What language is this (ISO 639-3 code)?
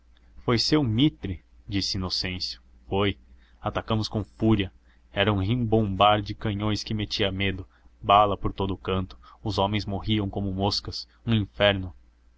por